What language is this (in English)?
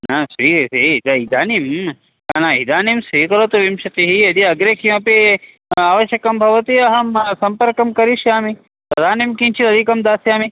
Sanskrit